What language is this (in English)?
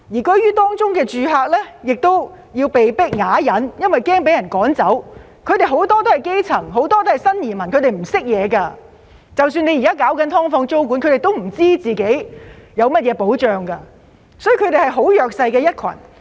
Cantonese